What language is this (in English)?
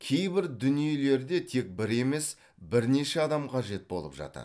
Kazakh